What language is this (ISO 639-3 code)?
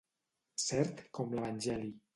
cat